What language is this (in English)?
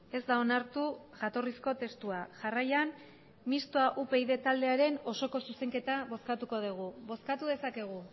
Basque